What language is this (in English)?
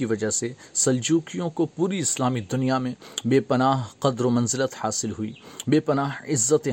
Urdu